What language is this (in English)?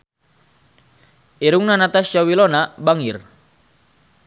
Sundanese